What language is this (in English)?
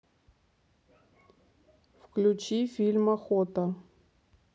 Russian